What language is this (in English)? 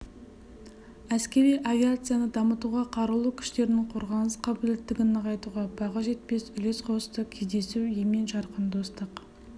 Kazakh